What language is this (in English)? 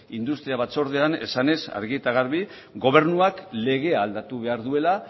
Basque